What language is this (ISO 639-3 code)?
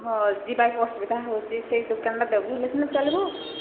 ori